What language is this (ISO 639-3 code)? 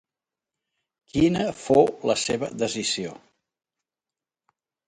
cat